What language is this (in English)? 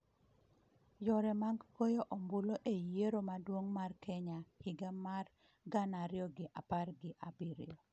Luo (Kenya and Tanzania)